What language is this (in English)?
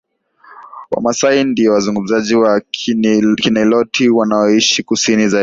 Swahili